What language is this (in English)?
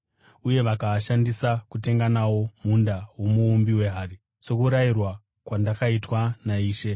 Shona